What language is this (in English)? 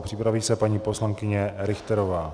Czech